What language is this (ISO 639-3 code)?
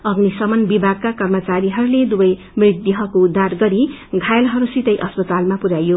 nep